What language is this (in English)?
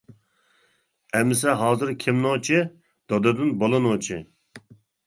Uyghur